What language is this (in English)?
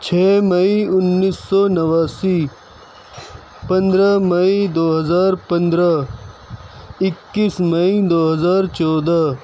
Urdu